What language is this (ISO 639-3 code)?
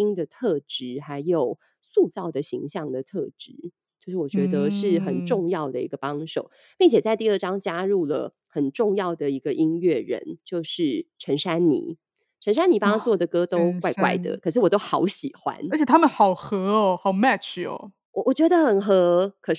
zho